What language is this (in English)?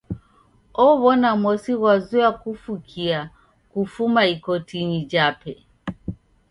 Taita